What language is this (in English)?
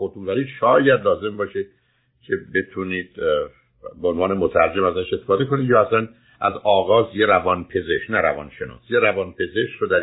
Persian